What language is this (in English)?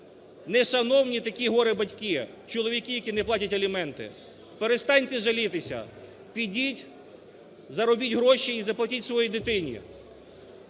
Ukrainian